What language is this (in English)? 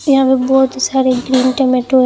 Hindi